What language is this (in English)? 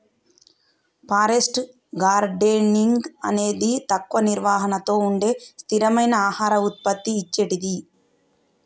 Telugu